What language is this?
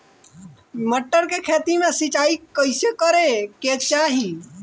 Bhojpuri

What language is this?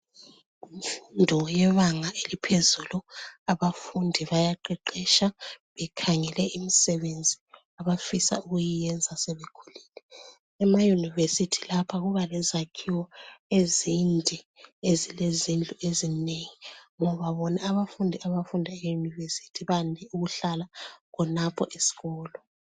North Ndebele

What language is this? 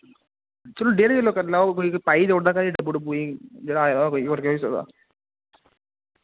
Dogri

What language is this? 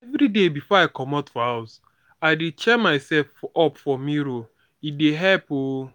Nigerian Pidgin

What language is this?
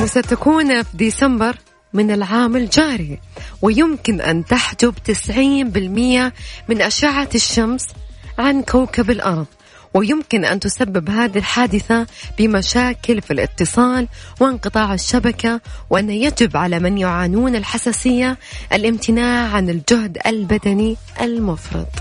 Arabic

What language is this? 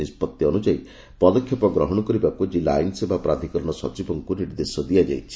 Odia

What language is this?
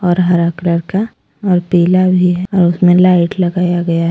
Hindi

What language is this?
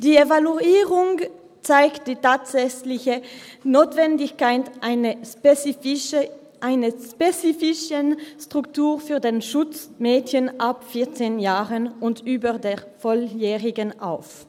Swiss German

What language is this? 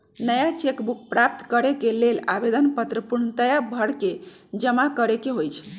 Magahi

